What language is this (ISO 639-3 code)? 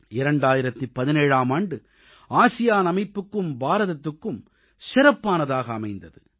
tam